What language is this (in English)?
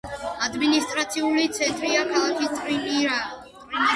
Georgian